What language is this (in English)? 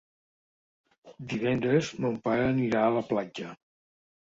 Catalan